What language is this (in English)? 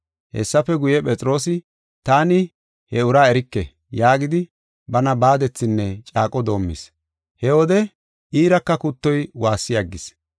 Gofa